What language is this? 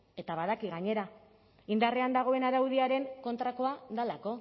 Basque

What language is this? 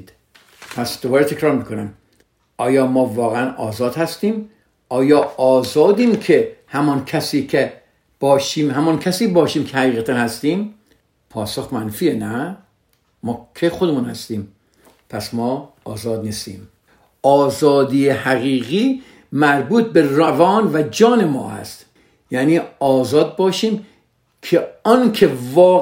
Persian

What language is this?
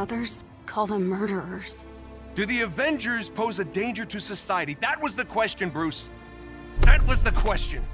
English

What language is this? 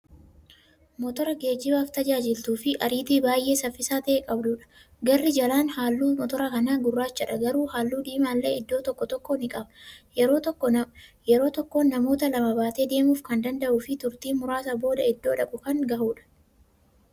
Oromo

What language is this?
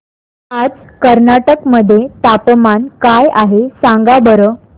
Marathi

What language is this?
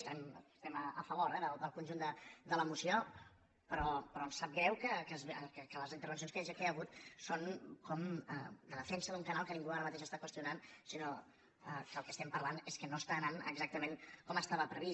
Catalan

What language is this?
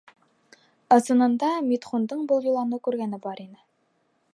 Bashkir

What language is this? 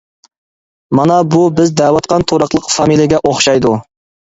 Uyghur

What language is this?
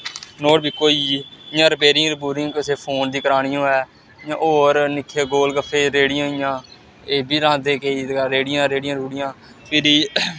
Dogri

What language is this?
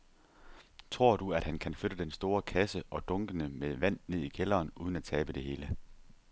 Danish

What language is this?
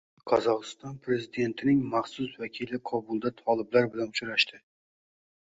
Uzbek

